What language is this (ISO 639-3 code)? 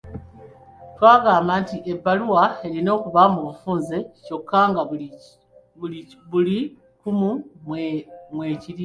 lug